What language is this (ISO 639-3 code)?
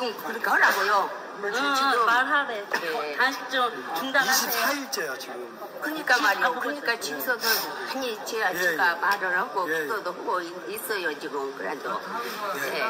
kor